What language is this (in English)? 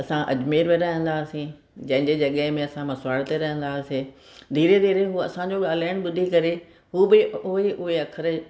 Sindhi